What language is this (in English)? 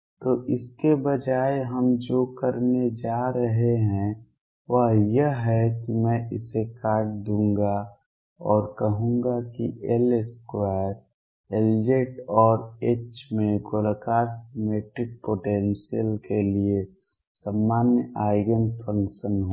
Hindi